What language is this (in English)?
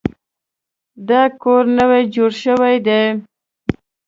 Pashto